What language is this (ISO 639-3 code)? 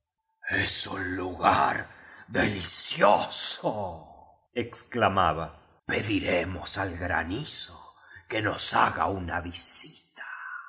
spa